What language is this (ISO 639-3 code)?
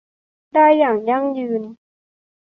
tha